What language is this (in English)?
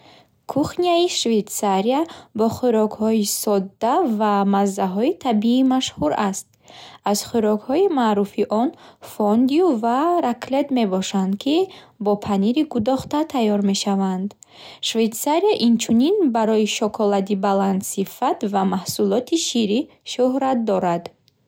Bukharic